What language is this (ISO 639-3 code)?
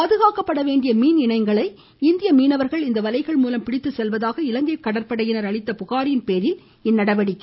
tam